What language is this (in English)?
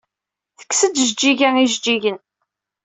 Kabyle